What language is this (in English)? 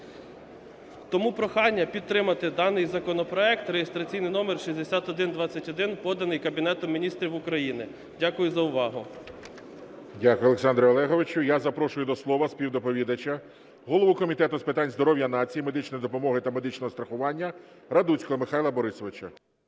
Ukrainian